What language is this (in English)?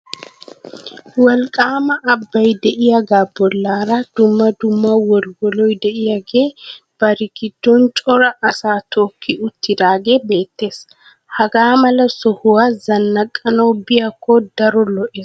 Wolaytta